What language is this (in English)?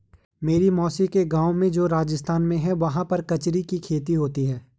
Hindi